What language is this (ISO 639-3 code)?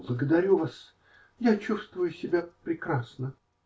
rus